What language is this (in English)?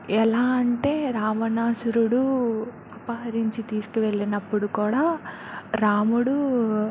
Telugu